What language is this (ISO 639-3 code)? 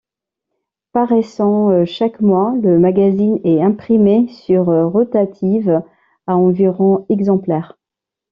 fra